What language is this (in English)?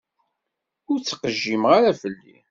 Kabyle